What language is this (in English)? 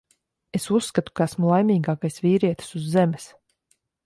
Latvian